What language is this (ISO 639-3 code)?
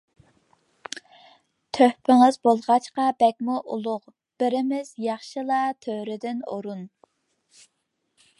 uig